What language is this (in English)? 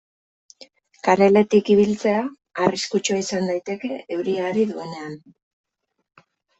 Basque